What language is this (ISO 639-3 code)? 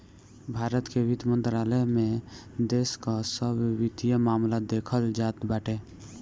bho